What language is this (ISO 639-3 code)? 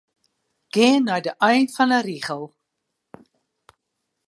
fry